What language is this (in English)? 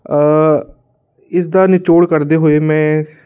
Punjabi